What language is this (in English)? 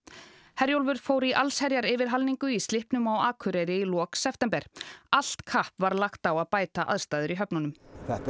Icelandic